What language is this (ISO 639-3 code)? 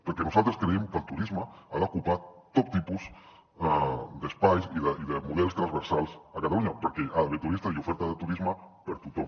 cat